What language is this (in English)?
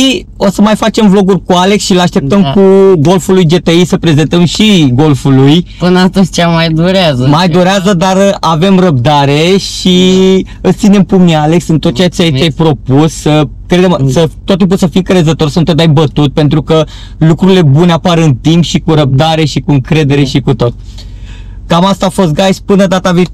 Romanian